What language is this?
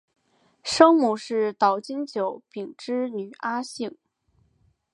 Chinese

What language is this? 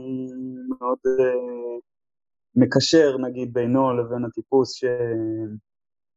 Hebrew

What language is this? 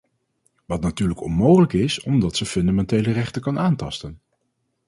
Dutch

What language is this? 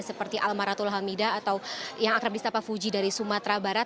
Indonesian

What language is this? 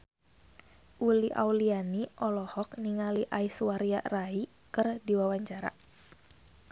Sundanese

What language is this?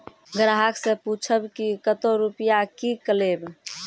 Maithili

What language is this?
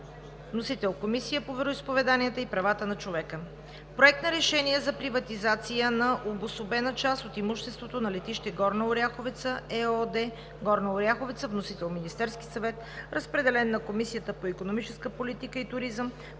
Bulgarian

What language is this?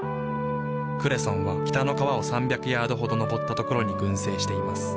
Japanese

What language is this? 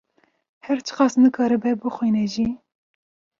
Kurdish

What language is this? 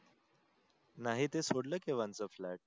Marathi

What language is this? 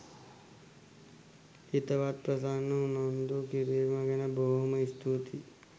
Sinhala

